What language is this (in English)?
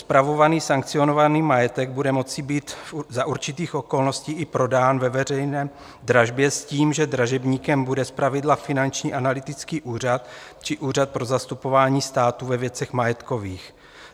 Czech